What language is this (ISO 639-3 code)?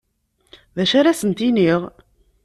kab